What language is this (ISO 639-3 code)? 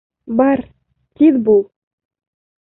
bak